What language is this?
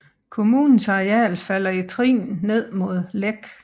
Danish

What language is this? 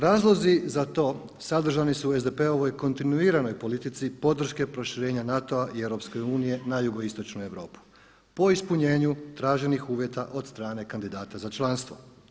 Croatian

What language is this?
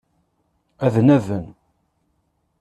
Kabyle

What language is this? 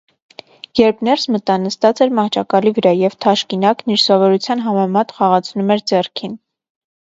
Armenian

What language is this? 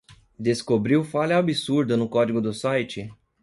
Portuguese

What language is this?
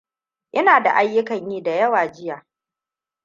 Hausa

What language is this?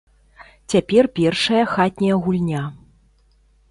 Belarusian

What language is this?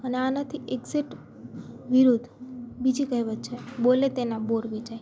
Gujarati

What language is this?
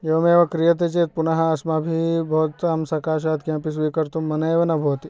Sanskrit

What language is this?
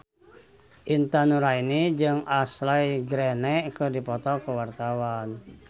Sundanese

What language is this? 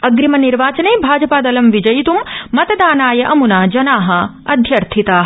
Sanskrit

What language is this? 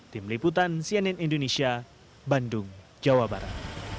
Indonesian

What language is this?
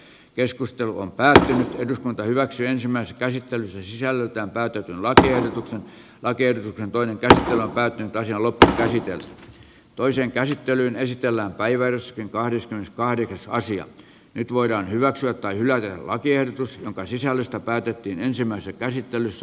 Finnish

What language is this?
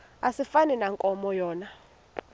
Xhosa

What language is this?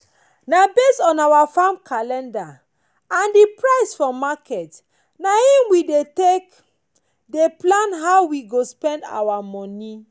Nigerian Pidgin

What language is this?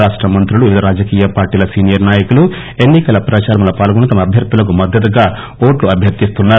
Telugu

